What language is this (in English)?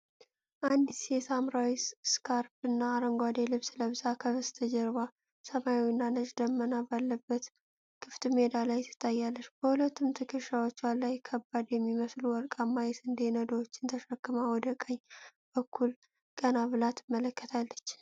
Amharic